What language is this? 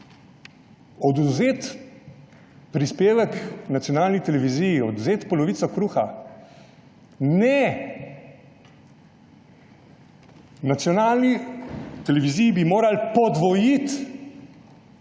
Slovenian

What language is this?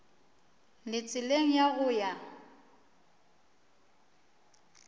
Northern Sotho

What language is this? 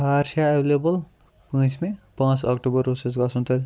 Kashmiri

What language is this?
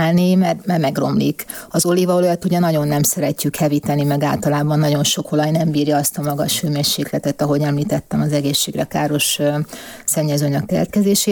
Hungarian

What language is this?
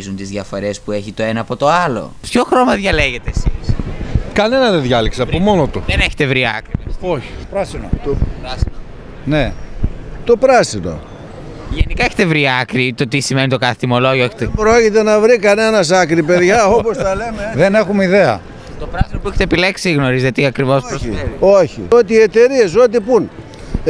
Greek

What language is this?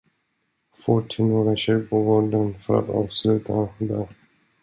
Swedish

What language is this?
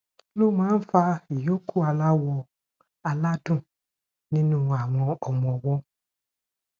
Yoruba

